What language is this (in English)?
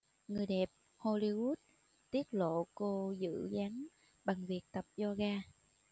Vietnamese